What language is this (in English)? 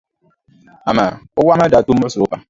Dagbani